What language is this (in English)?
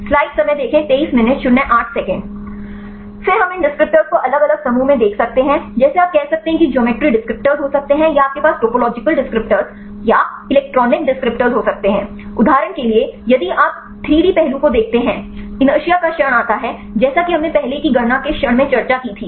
Hindi